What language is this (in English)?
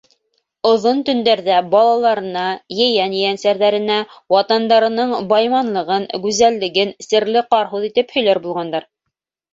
Bashkir